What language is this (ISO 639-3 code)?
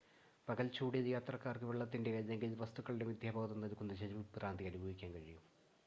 mal